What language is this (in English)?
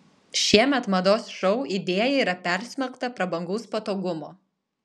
Lithuanian